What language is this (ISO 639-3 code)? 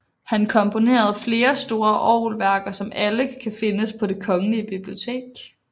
dan